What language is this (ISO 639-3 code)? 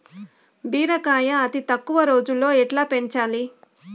tel